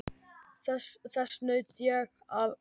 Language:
Icelandic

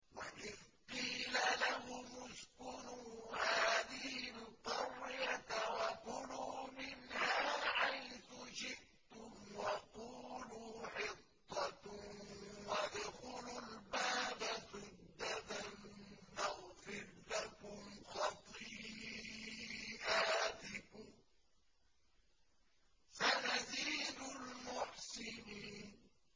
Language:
Arabic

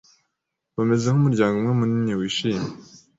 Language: Kinyarwanda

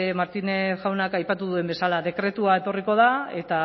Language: Basque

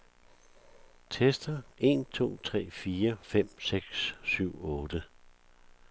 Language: Danish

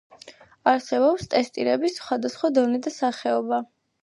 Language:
Georgian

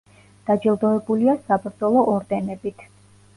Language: Georgian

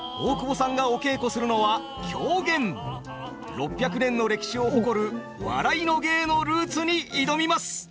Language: Japanese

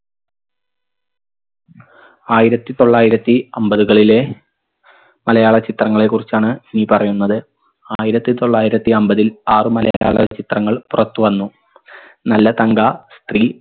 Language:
Malayalam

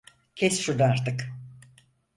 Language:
Turkish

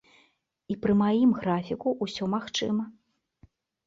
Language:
Belarusian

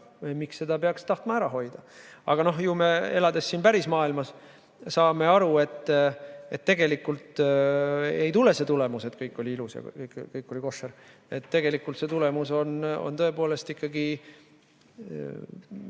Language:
Estonian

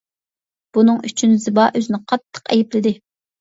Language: Uyghur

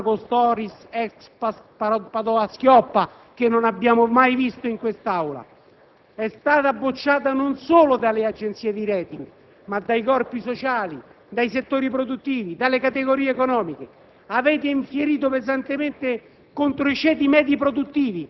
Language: Italian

